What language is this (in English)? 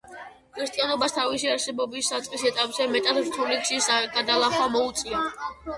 Georgian